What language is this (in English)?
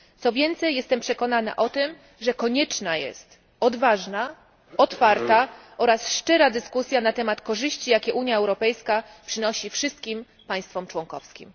Polish